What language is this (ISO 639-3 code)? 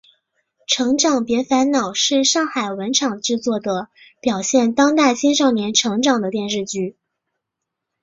zho